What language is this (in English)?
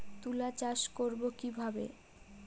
Bangla